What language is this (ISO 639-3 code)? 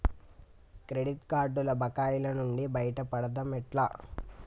tel